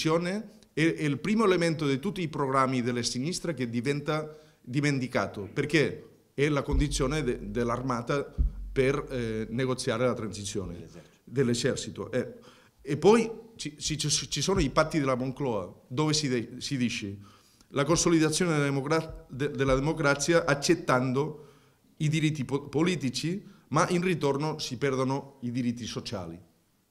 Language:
Italian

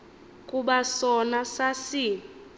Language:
Xhosa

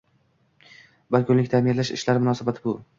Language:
Uzbek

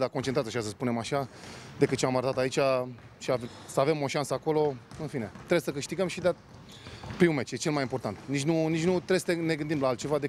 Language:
Romanian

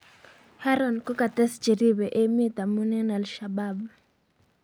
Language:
Kalenjin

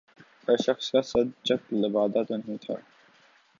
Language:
Urdu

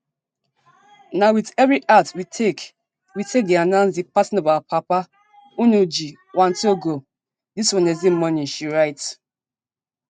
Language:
Nigerian Pidgin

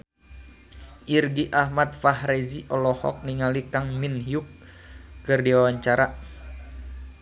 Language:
Sundanese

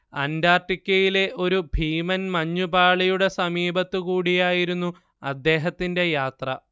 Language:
Malayalam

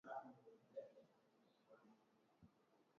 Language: Swahili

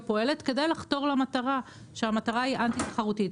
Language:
Hebrew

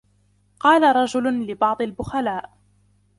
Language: Arabic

